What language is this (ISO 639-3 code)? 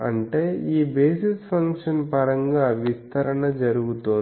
tel